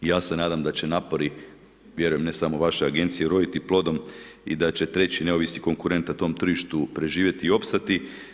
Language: Croatian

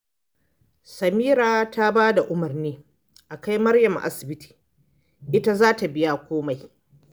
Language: Hausa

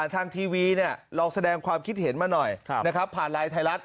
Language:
Thai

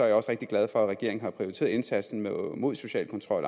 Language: Danish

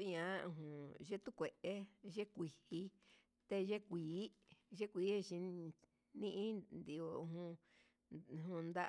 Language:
Huitepec Mixtec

